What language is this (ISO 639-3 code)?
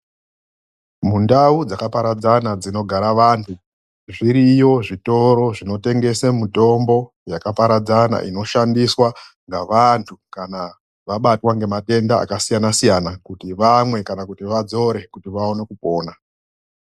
ndc